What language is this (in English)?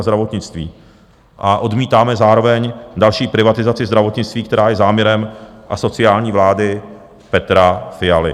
Czech